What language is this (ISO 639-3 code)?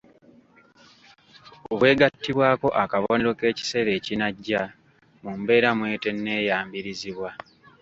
lug